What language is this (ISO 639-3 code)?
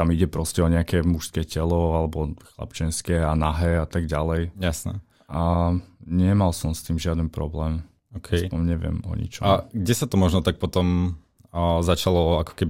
slk